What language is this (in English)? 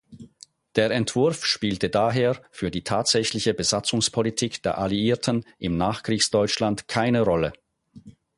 German